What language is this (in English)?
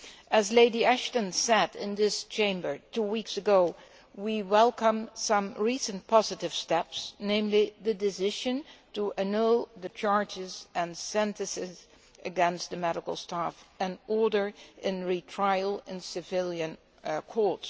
English